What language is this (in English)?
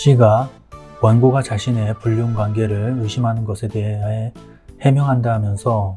Korean